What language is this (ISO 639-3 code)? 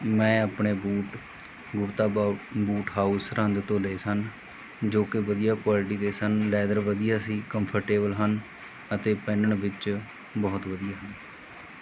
pan